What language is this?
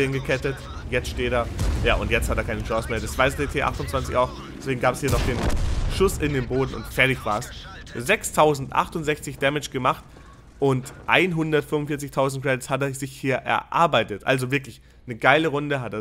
German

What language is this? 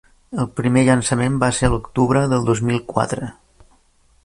Catalan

